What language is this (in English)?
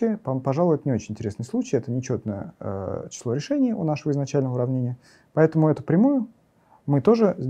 Russian